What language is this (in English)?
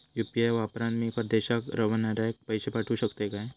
Marathi